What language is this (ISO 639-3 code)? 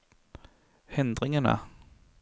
nor